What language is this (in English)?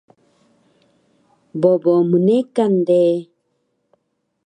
Taroko